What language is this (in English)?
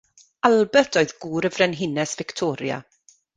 Welsh